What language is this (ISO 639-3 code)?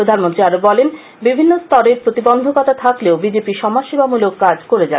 ben